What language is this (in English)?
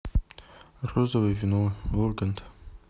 Russian